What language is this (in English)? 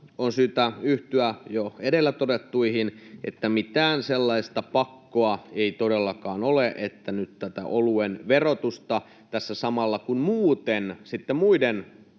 Finnish